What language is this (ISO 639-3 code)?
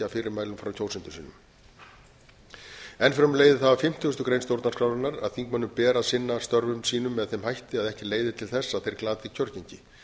isl